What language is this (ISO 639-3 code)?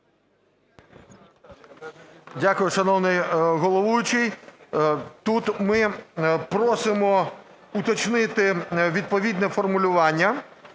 ukr